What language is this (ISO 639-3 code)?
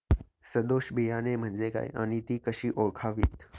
mar